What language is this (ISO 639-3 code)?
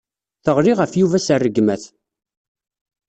kab